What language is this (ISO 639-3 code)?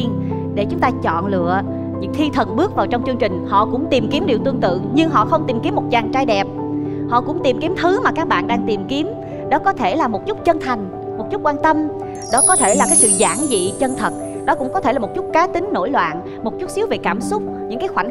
vie